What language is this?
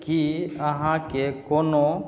Maithili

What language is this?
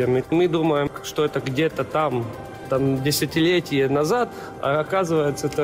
Russian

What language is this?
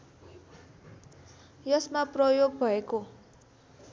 Nepali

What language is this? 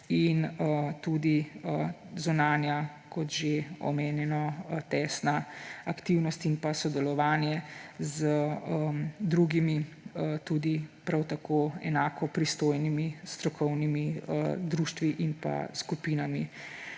Slovenian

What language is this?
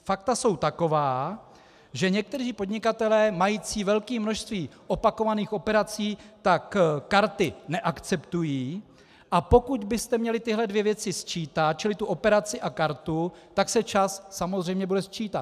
Czech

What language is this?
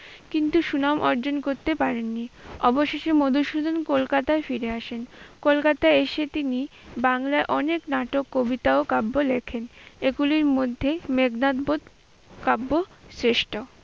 Bangla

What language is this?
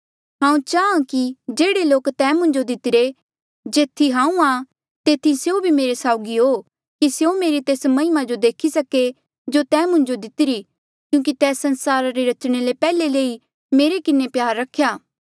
Mandeali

